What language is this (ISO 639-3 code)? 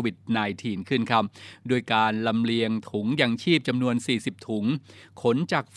tha